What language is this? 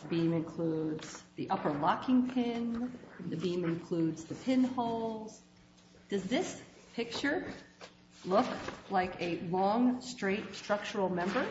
English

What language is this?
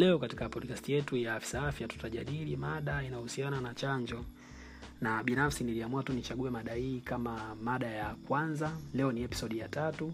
Swahili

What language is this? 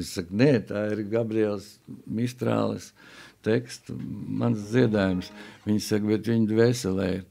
Latvian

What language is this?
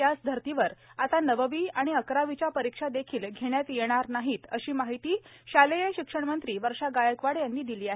Marathi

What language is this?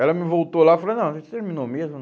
Portuguese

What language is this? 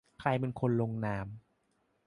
Thai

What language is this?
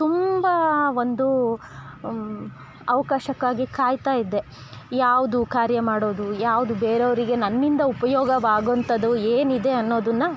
Kannada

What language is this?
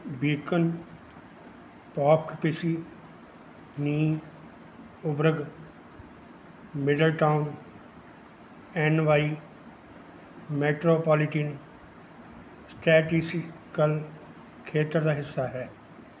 Punjabi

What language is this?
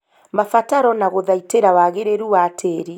Kikuyu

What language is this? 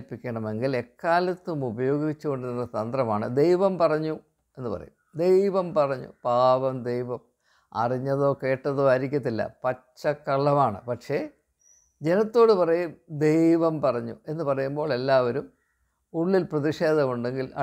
Malayalam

